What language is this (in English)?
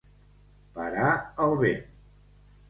Catalan